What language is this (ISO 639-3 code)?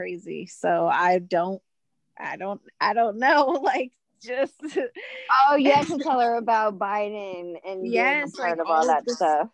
eng